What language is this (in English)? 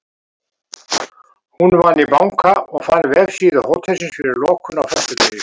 Icelandic